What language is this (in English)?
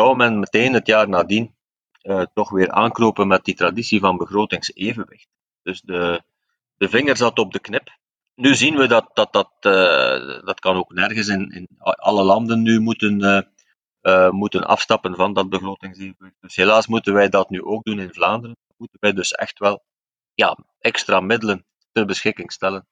Dutch